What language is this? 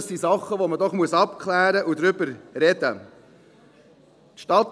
Swiss German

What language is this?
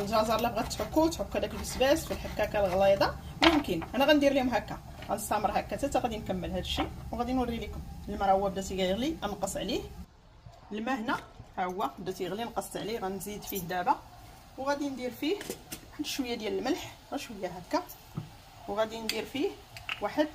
Arabic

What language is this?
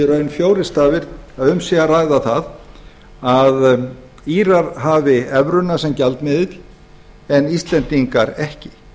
Icelandic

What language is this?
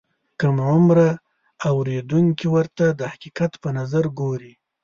Pashto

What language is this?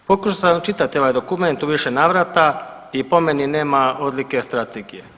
Croatian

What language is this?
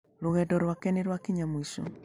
Kikuyu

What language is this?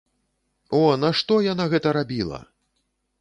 Belarusian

